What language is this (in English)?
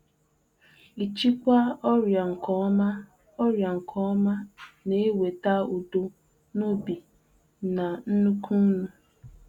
Igbo